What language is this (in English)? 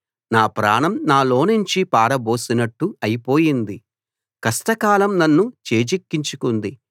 Telugu